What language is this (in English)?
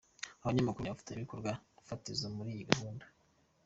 Kinyarwanda